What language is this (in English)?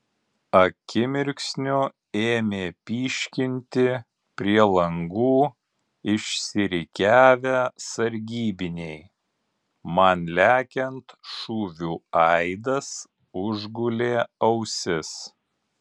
Lithuanian